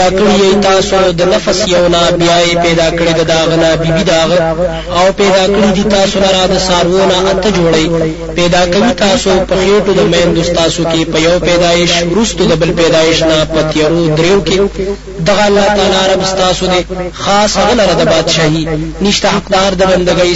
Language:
Arabic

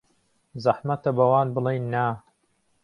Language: Central Kurdish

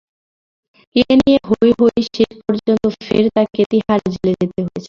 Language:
Bangla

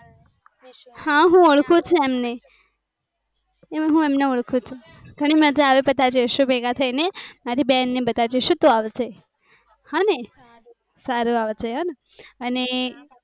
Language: Gujarati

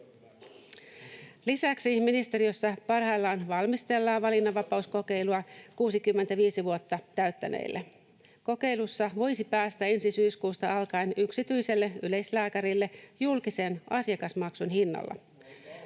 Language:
Finnish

